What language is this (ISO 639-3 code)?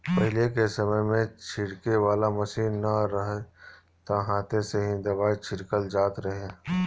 bho